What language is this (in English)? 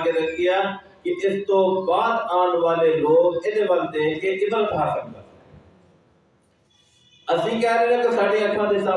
Urdu